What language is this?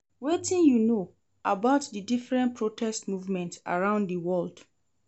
Nigerian Pidgin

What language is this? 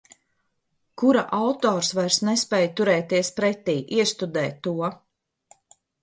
Latvian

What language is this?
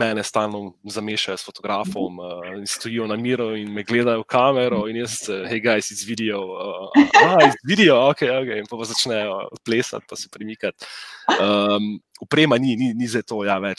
Romanian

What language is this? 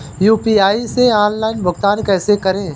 Hindi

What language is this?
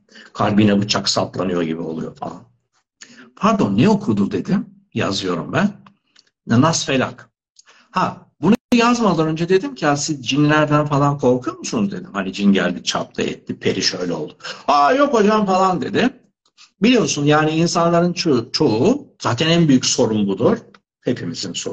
Turkish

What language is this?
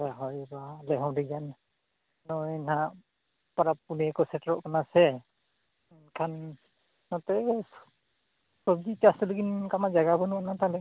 Santali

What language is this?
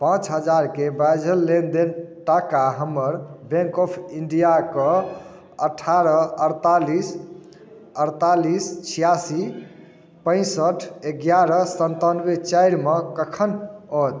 Maithili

